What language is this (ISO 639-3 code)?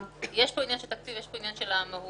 heb